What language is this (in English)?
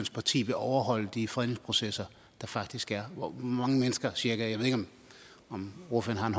Danish